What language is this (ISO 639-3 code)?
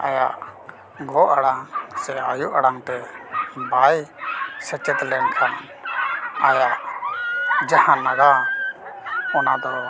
sat